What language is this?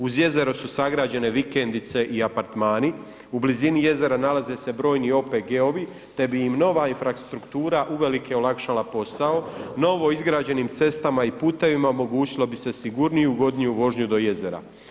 Croatian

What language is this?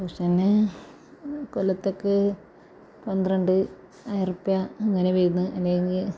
Malayalam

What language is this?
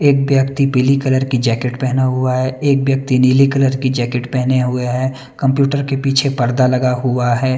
Hindi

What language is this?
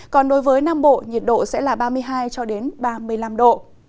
Vietnamese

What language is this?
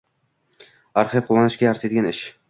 Uzbek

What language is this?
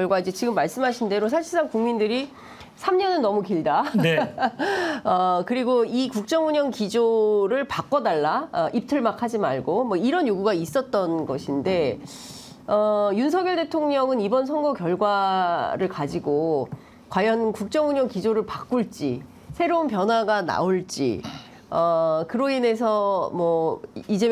Korean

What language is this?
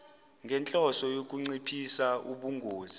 Zulu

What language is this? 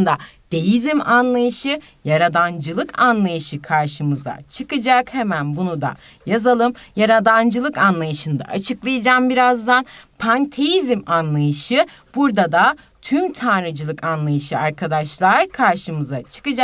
Turkish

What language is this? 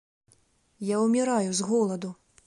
Belarusian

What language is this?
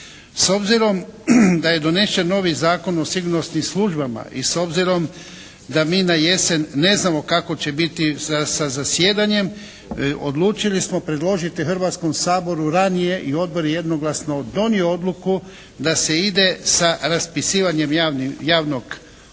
Croatian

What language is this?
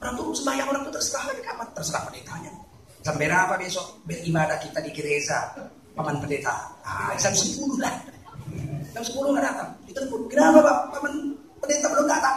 Indonesian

